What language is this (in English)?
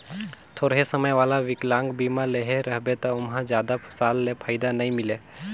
Chhattisgarhi